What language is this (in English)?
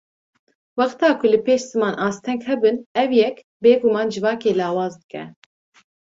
Kurdish